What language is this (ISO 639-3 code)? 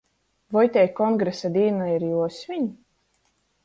ltg